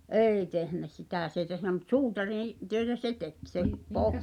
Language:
Finnish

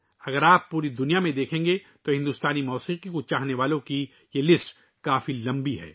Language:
Urdu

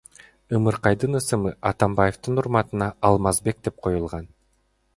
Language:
Kyrgyz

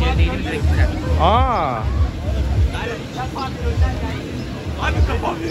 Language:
Turkish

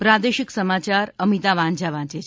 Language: Gujarati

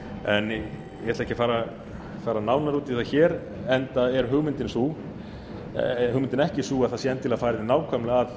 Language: Icelandic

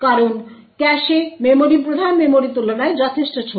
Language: Bangla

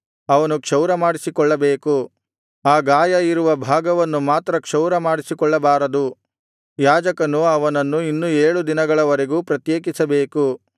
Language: Kannada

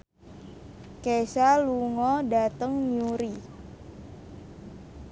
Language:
Javanese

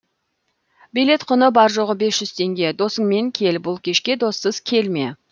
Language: Kazakh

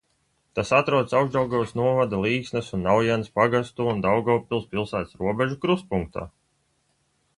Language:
Latvian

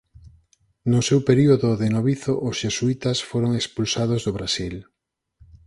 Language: Galician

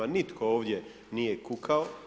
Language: Croatian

